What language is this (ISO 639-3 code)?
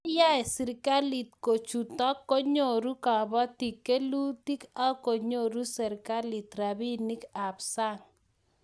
kln